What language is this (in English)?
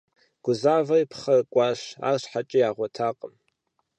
Kabardian